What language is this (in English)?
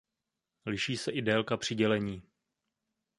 Czech